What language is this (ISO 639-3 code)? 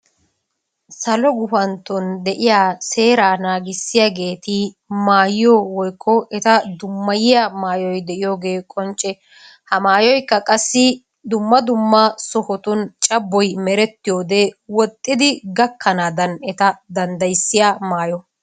wal